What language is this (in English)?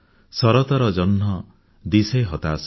Odia